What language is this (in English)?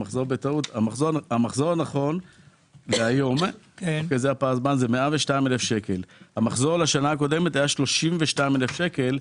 Hebrew